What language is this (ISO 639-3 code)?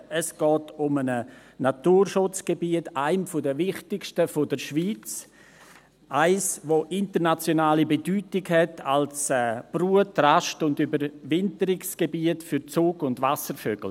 gsw